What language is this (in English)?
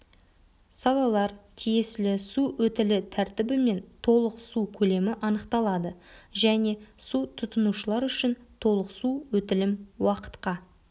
Kazakh